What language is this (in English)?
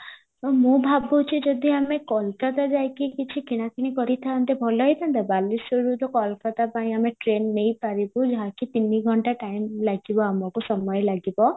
Odia